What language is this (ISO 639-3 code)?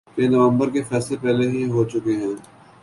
urd